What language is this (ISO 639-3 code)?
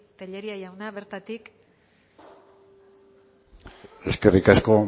eus